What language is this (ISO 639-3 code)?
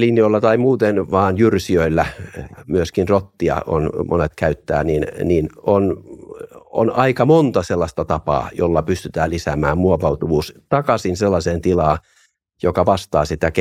fin